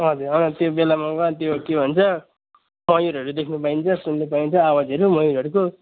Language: Nepali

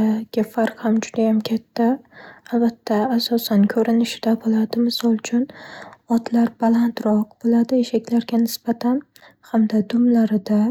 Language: Uzbek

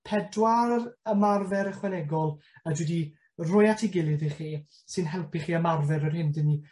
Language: Welsh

